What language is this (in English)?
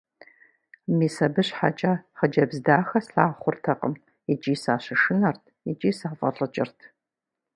Kabardian